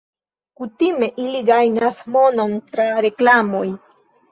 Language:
Esperanto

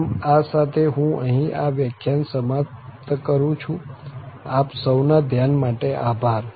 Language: Gujarati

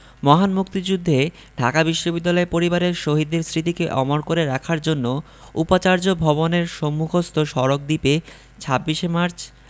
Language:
Bangla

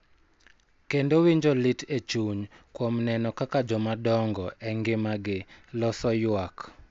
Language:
Luo (Kenya and Tanzania)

